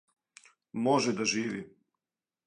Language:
Serbian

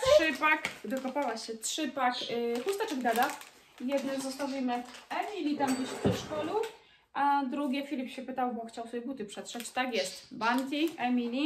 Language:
Polish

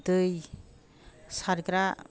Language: Bodo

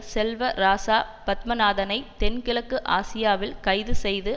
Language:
Tamil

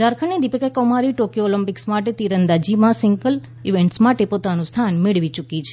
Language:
Gujarati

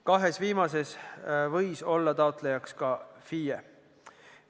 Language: Estonian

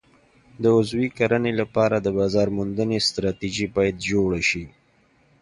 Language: Pashto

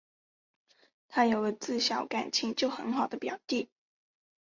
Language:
Chinese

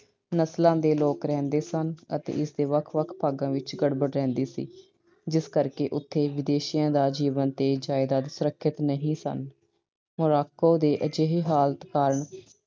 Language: Punjabi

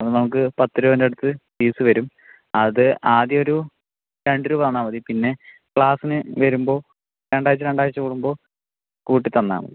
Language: Malayalam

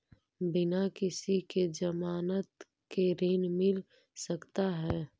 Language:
Magahi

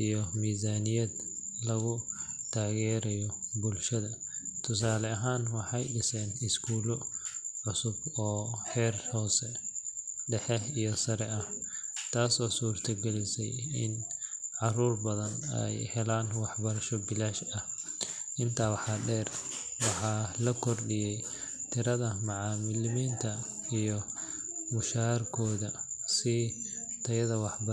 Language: Somali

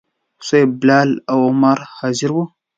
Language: Pashto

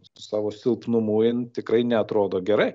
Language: Lithuanian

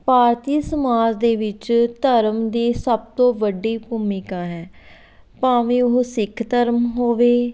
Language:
Punjabi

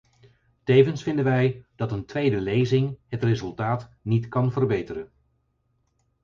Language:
Dutch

